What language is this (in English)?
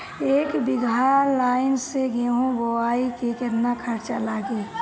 Bhojpuri